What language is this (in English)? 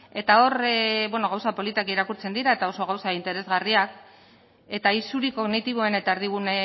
Basque